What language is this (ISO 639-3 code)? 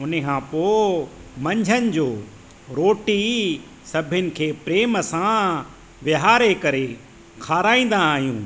snd